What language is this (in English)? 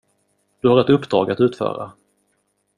Swedish